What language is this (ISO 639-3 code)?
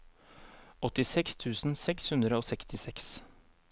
nor